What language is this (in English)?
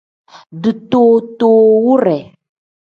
Tem